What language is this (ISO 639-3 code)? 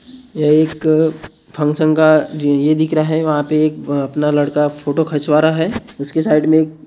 hin